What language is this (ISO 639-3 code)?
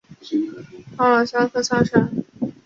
zho